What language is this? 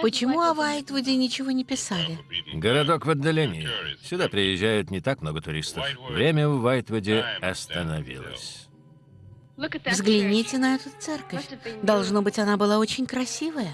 Russian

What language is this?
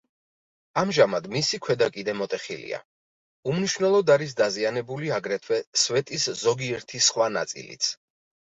Georgian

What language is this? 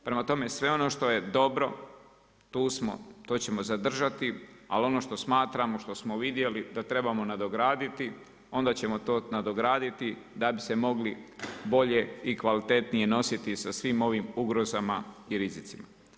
Croatian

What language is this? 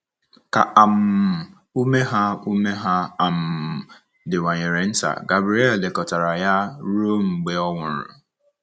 Igbo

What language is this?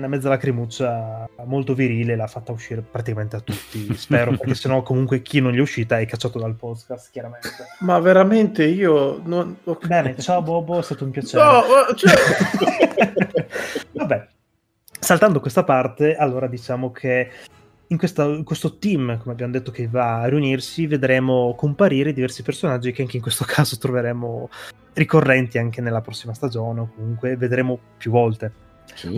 Italian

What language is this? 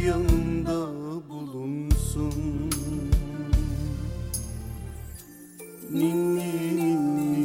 Turkish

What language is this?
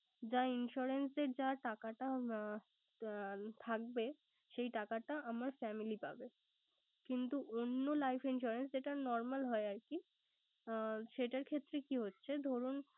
Bangla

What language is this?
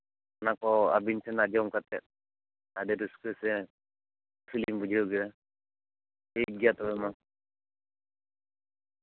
Santali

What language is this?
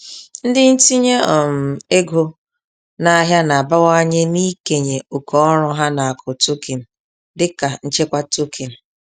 Igbo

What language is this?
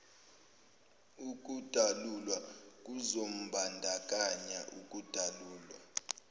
Zulu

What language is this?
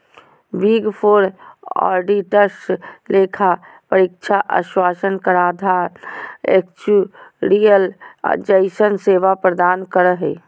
Magahi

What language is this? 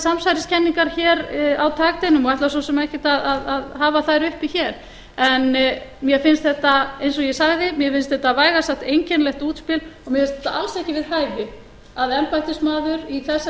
Icelandic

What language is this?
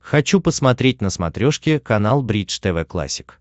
Russian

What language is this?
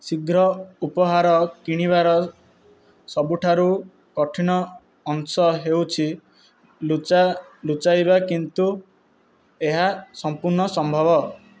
Odia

